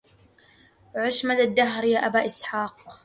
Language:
Arabic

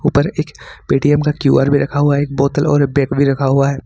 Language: Hindi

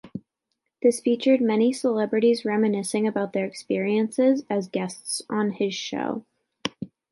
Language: English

